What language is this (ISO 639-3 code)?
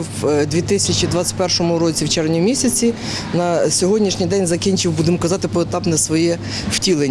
ukr